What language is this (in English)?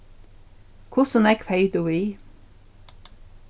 Faroese